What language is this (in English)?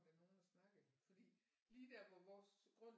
Danish